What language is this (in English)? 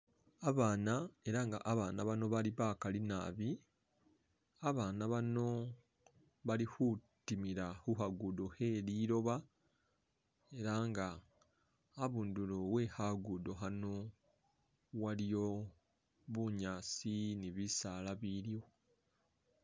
Masaaba